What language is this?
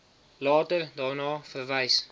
Afrikaans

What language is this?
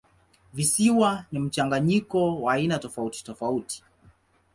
Swahili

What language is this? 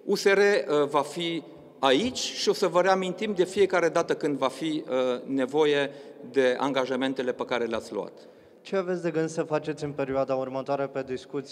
Romanian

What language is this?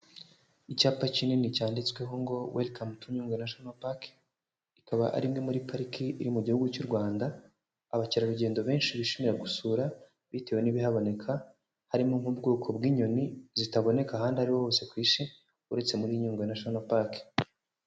Kinyarwanda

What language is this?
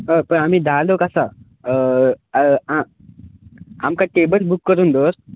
Konkani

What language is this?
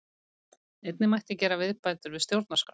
Icelandic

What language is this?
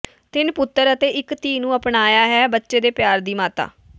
Punjabi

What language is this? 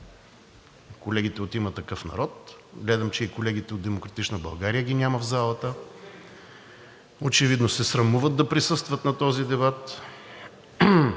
Bulgarian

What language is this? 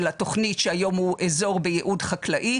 Hebrew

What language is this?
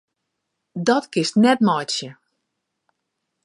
Western Frisian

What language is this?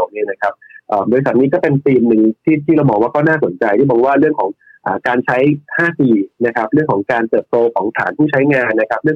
Thai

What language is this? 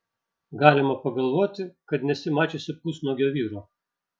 Lithuanian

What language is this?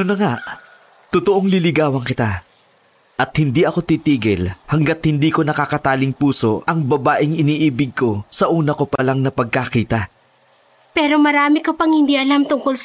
Filipino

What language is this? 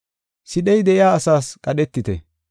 Gofa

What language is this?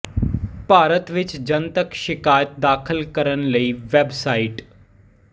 Punjabi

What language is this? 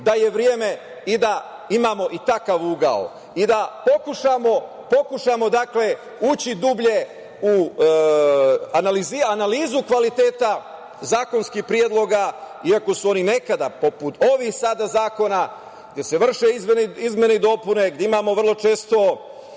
Serbian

